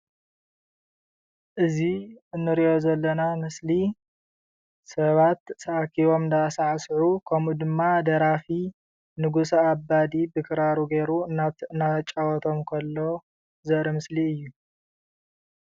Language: Tigrinya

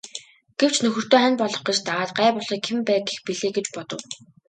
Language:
Mongolian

